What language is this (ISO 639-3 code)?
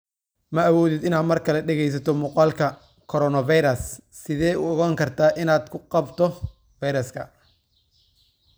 som